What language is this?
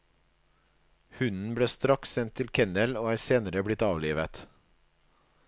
Norwegian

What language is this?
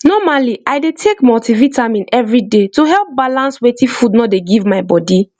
Nigerian Pidgin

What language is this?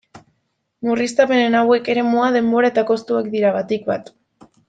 Basque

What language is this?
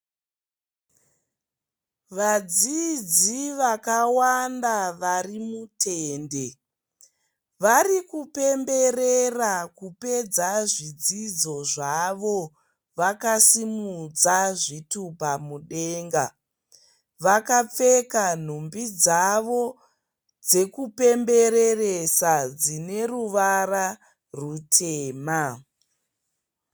Shona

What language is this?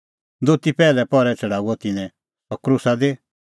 Kullu Pahari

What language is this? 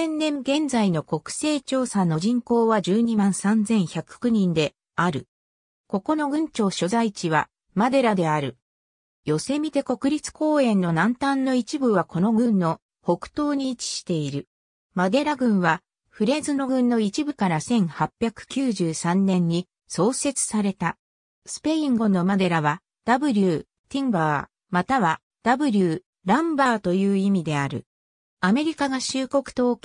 Japanese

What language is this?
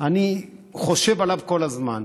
Hebrew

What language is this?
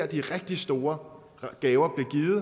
Danish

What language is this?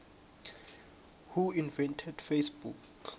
South Ndebele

